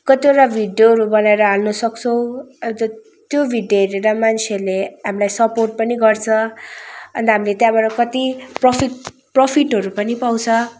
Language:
Nepali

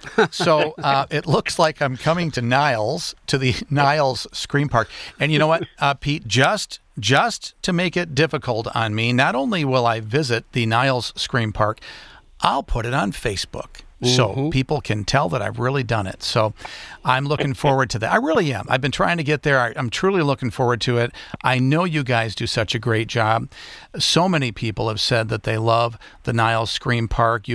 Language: English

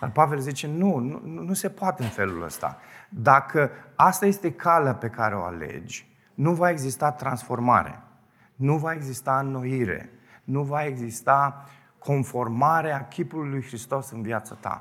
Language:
Romanian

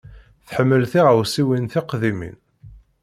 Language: Kabyle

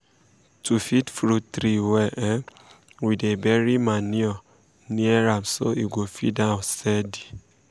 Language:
Nigerian Pidgin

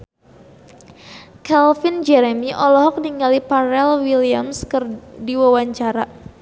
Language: Sundanese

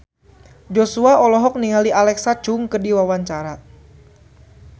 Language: Sundanese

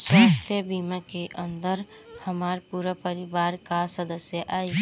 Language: Bhojpuri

